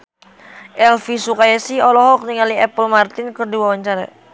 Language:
Sundanese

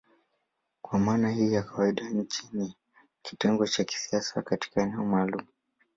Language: Swahili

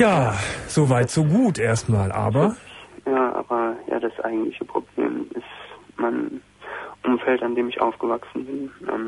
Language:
German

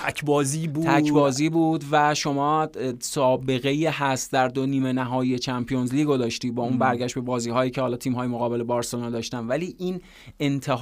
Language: Persian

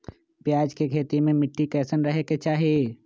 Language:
Magahi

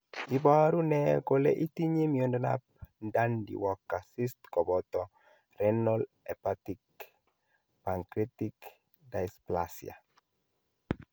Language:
Kalenjin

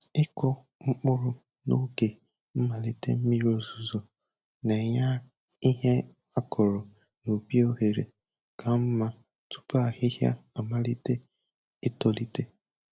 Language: Igbo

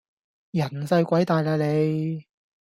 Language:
Cantonese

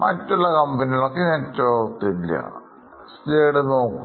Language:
Malayalam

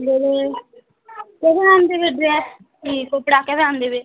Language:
Odia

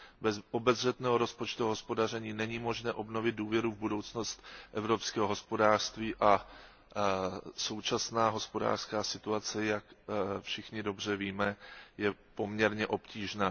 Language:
Czech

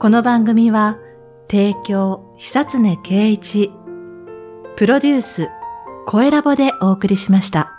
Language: Japanese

